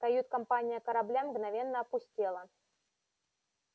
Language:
Russian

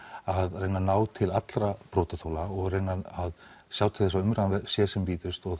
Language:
Icelandic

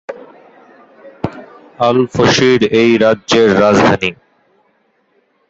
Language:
Bangla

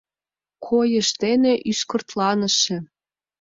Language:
Mari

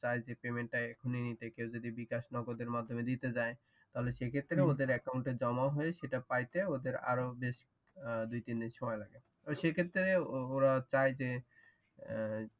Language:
Bangla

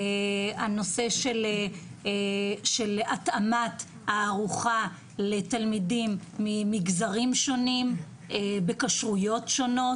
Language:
Hebrew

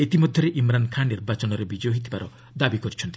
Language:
Odia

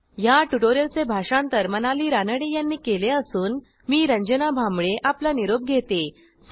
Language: Marathi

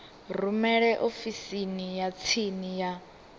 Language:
Venda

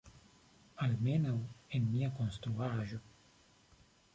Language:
Esperanto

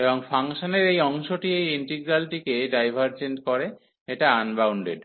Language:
Bangla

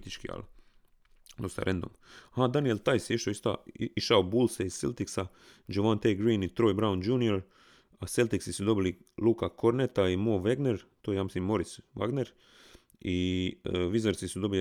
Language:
Croatian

